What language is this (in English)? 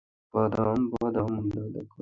Bangla